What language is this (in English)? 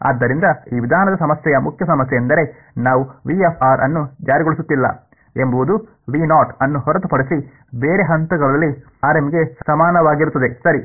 Kannada